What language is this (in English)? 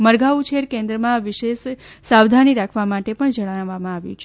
Gujarati